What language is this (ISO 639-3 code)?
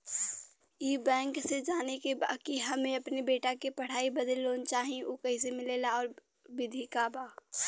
bho